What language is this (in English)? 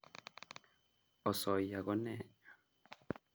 Kalenjin